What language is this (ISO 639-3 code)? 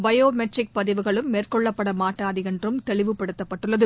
tam